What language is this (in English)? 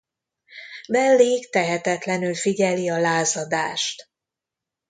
Hungarian